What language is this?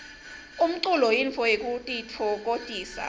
Swati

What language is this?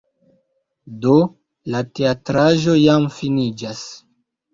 Esperanto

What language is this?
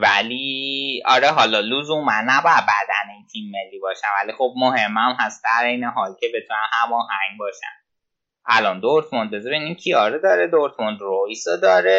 Persian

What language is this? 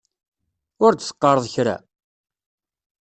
Kabyle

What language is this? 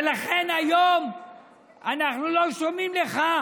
Hebrew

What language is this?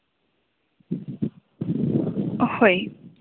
Santali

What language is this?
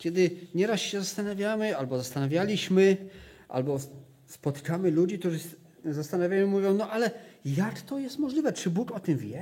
Polish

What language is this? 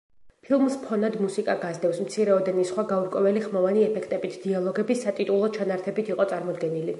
Georgian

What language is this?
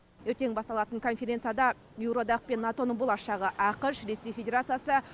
Kazakh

